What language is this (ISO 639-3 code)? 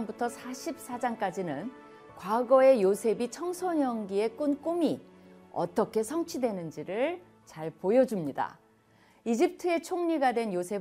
kor